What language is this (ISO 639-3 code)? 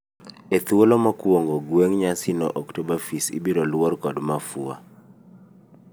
luo